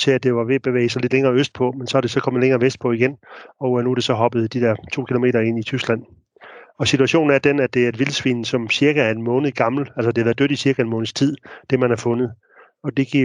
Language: Danish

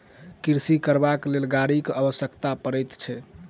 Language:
Maithili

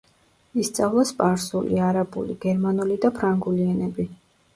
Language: Georgian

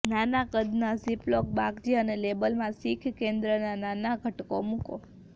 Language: Gujarati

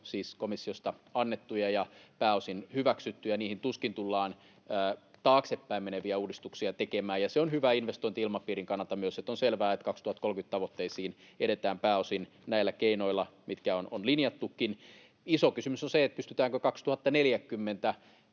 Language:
Finnish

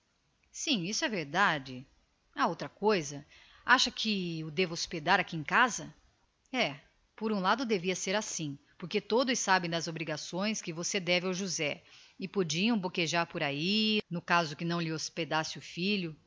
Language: Portuguese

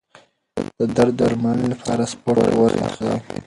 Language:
Pashto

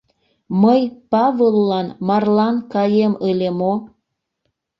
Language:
Mari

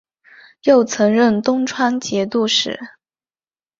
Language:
Chinese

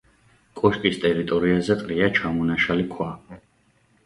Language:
Georgian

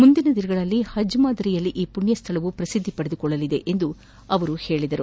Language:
Kannada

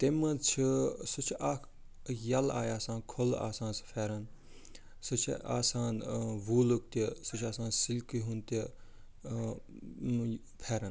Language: Kashmiri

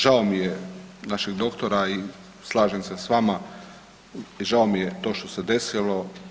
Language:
Croatian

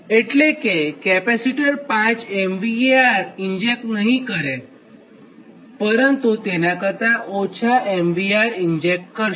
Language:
Gujarati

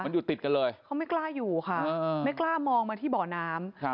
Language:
Thai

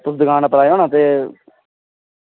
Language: Dogri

